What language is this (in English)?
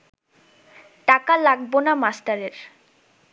Bangla